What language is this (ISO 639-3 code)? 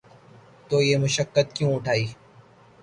urd